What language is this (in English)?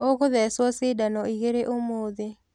Kikuyu